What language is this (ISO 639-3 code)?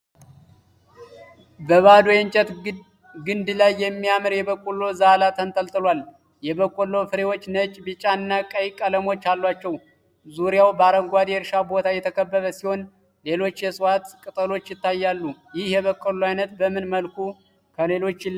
amh